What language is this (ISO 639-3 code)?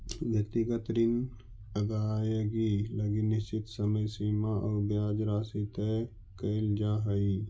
mag